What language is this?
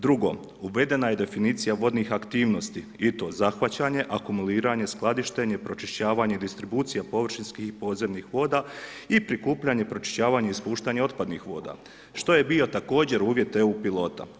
Croatian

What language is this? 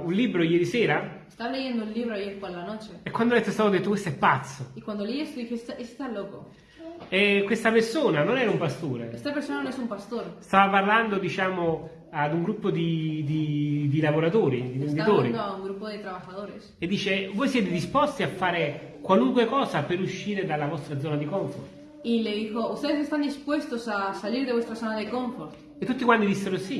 Italian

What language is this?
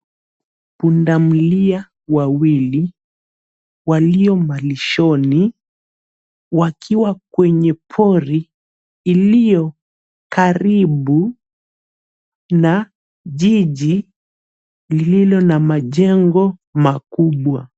Swahili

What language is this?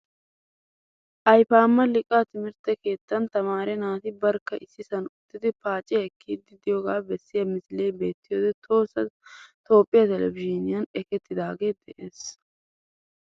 Wolaytta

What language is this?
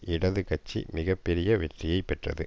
Tamil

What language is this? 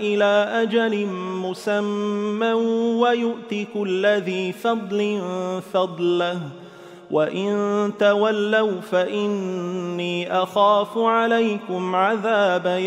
Arabic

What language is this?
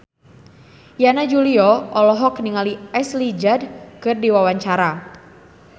Sundanese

